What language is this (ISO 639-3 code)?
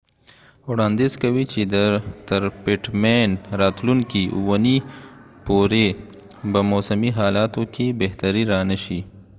pus